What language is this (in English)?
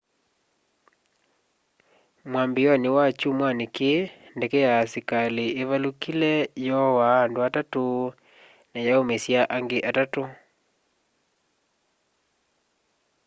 Kamba